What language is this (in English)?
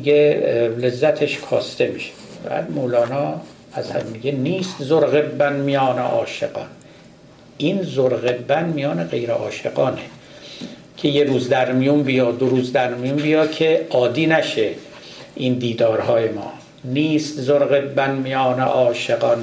Persian